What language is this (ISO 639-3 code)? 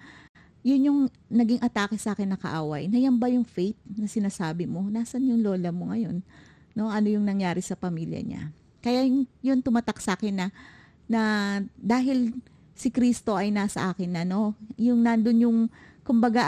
fil